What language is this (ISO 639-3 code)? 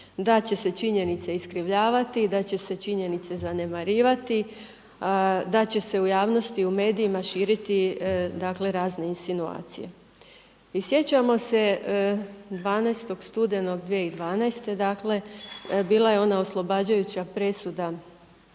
hrv